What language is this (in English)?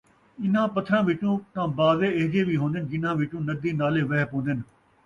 Saraiki